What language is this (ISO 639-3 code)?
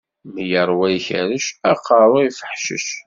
kab